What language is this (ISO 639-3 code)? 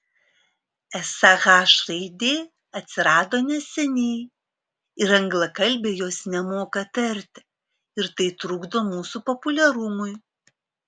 lit